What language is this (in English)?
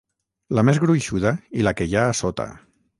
Catalan